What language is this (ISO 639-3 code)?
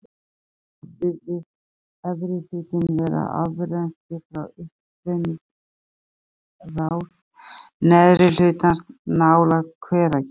isl